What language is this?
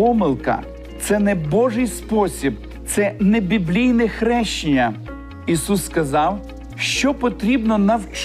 Ukrainian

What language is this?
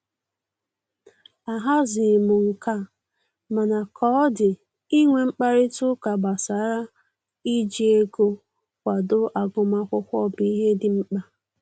Igbo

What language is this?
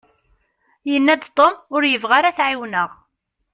Kabyle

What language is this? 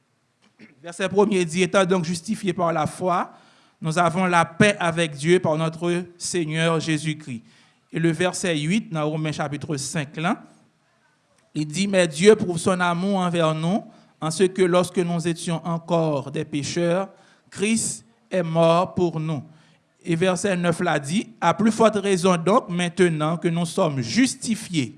French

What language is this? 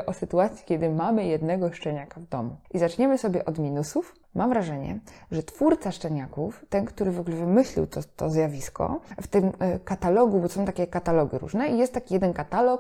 Polish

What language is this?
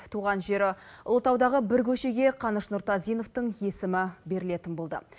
Kazakh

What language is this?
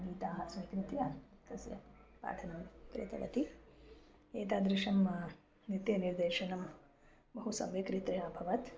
Sanskrit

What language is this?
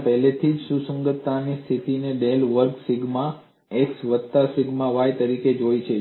Gujarati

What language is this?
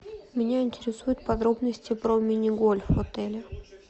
Russian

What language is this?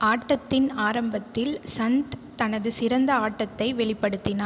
Tamil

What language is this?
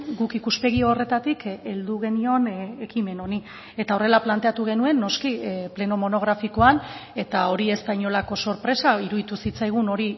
Basque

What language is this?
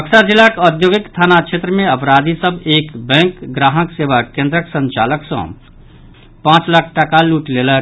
Maithili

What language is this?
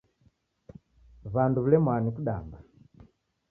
Taita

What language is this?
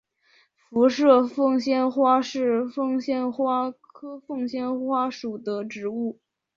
Chinese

